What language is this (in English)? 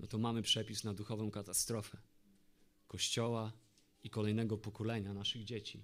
Polish